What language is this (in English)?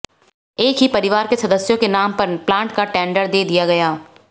Hindi